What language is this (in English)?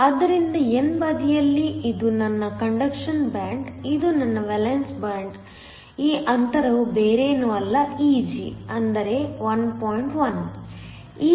Kannada